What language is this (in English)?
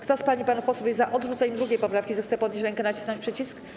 Polish